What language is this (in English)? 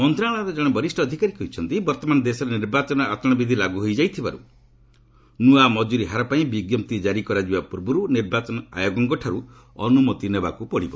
Odia